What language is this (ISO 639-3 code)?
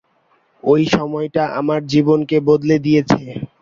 ben